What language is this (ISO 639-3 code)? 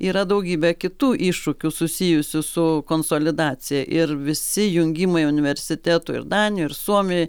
lit